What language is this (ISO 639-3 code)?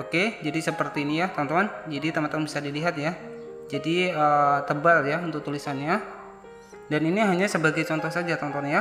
ind